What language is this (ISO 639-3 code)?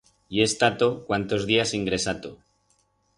arg